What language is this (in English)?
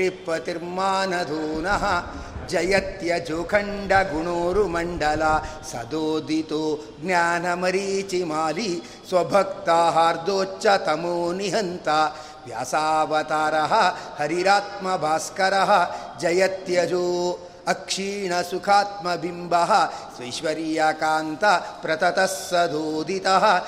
Kannada